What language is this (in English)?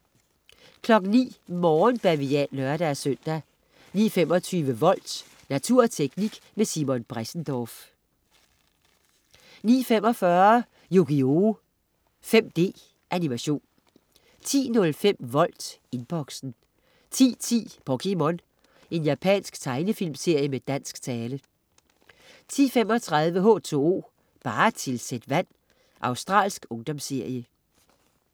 Danish